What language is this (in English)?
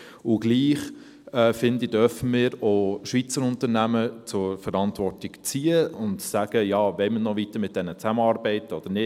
Swiss German